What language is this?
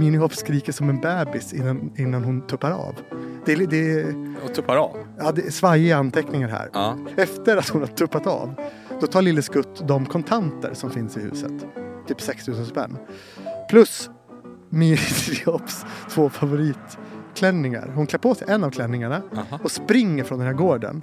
Swedish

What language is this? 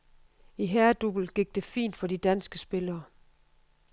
Danish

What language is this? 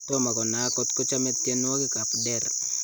Kalenjin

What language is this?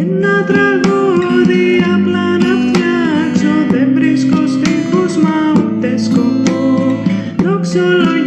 Greek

